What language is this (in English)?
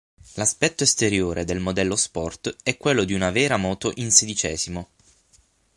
Italian